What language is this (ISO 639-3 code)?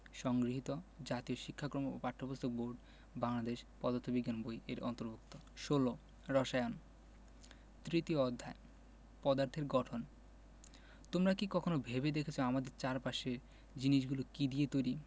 ben